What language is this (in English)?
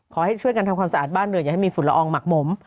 Thai